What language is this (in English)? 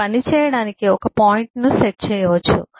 Telugu